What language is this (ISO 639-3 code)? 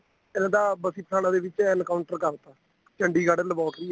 pan